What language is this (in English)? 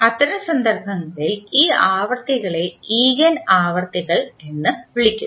Malayalam